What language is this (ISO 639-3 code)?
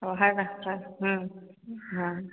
ori